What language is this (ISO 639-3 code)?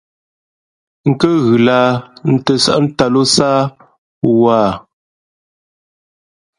fmp